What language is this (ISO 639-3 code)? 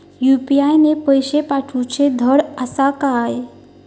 mar